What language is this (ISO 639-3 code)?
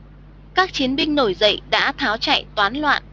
vie